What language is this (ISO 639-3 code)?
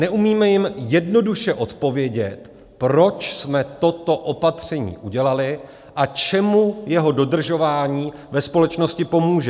ces